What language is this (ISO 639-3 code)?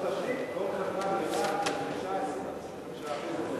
heb